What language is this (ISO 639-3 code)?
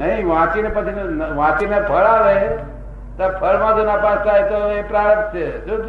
guj